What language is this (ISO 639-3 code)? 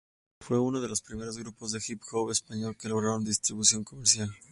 spa